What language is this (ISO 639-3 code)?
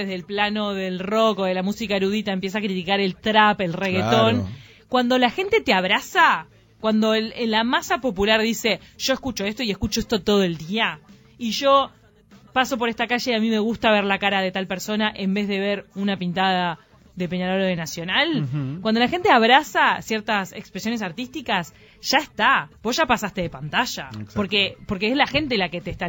spa